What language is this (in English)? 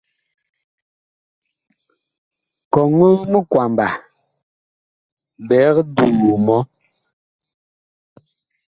Bakoko